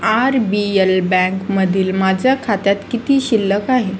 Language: Marathi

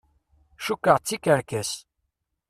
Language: Kabyle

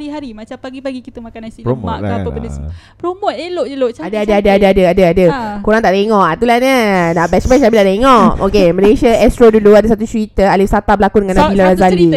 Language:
Malay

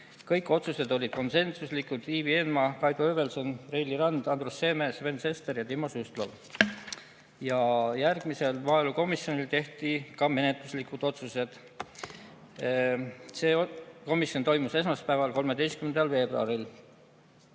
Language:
Estonian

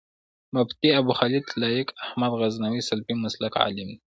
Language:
Pashto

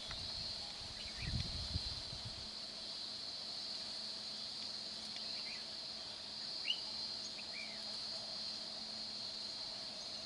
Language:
Vietnamese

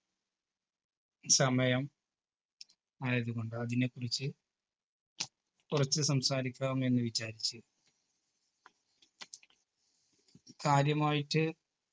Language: Malayalam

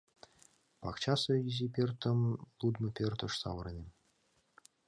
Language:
Mari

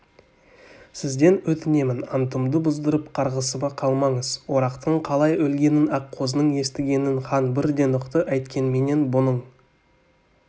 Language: Kazakh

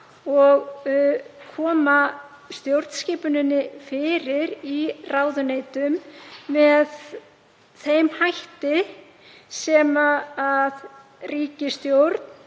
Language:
Icelandic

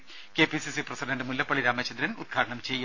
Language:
Malayalam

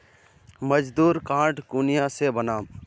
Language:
Magahi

